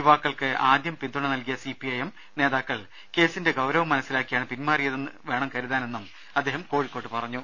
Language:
Malayalam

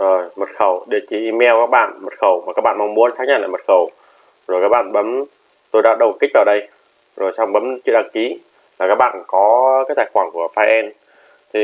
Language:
Vietnamese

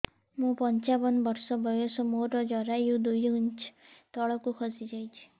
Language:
Odia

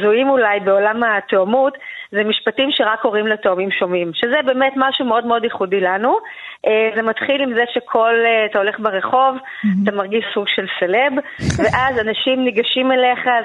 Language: Hebrew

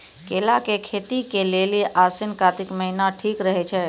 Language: Maithili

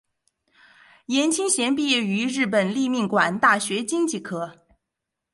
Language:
Chinese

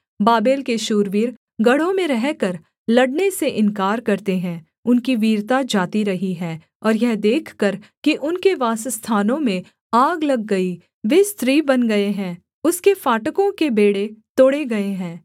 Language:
Hindi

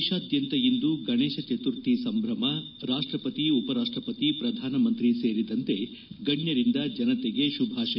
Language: Kannada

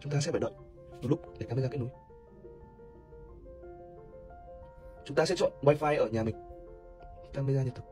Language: Vietnamese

